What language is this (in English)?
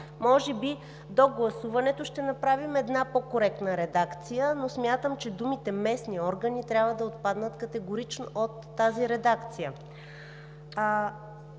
Bulgarian